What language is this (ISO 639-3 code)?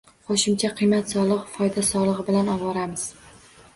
uzb